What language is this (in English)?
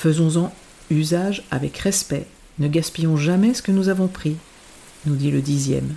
French